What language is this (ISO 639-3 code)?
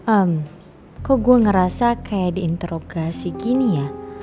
ind